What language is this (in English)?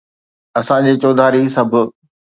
Sindhi